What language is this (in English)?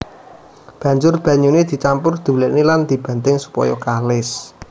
Javanese